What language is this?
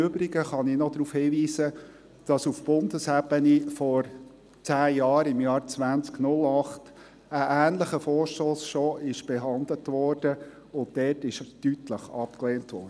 Swiss German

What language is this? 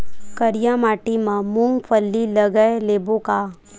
Chhattisgarhi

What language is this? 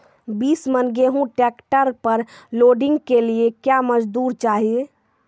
Maithili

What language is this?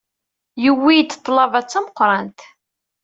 Kabyle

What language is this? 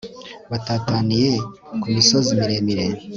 Kinyarwanda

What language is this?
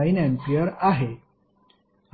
Marathi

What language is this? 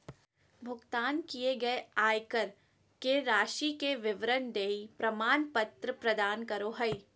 Magahi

